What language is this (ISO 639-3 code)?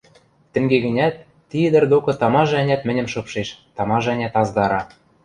mrj